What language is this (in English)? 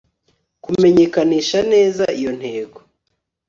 Kinyarwanda